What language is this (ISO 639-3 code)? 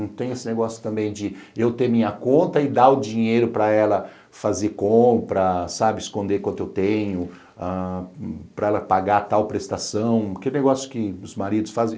por